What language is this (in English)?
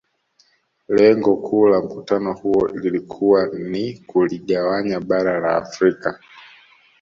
Swahili